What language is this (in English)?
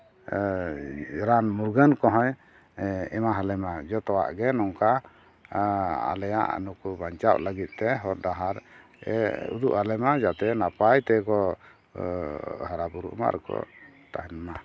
Santali